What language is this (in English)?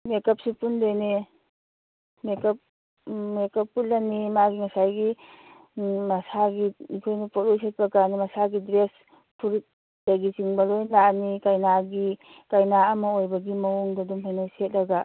Manipuri